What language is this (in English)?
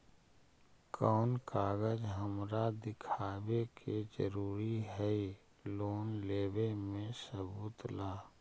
Magahi